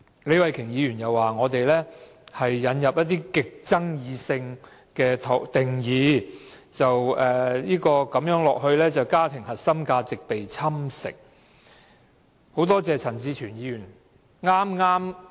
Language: Cantonese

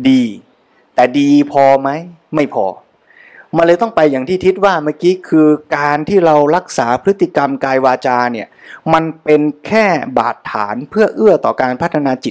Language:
Thai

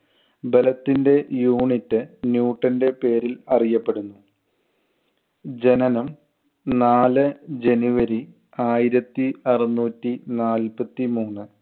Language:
Malayalam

